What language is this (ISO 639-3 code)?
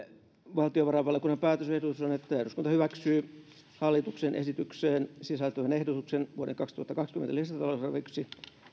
fin